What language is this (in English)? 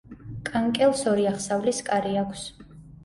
Georgian